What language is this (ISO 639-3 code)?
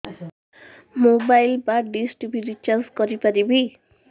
ori